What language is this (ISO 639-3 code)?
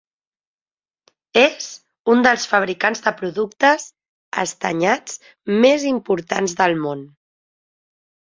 cat